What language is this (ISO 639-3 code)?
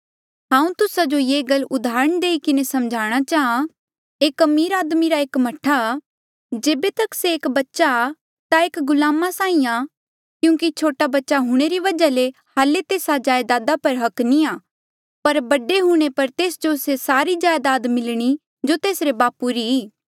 mjl